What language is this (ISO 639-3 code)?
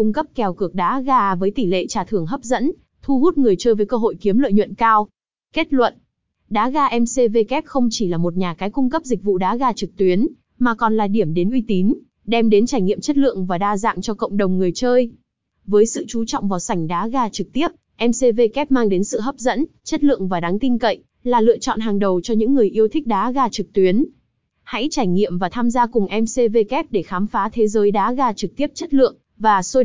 vie